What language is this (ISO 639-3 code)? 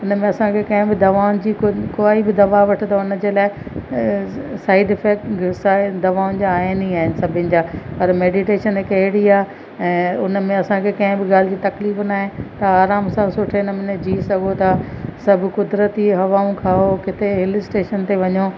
snd